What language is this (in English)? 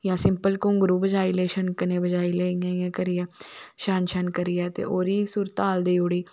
Dogri